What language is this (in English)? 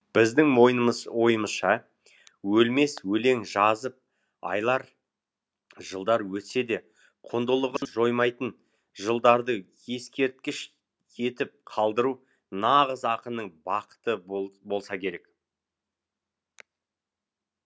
Kazakh